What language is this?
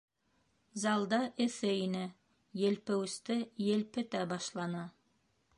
Bashkir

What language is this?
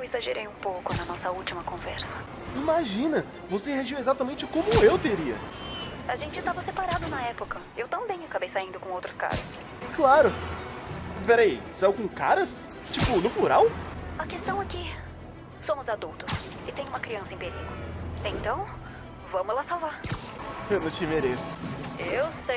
Portuguese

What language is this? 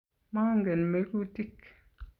Kalenjin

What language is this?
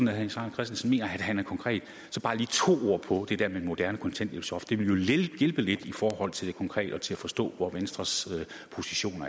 Danish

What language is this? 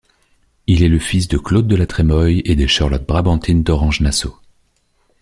French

